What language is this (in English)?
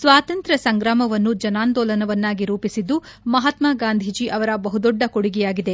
Kannada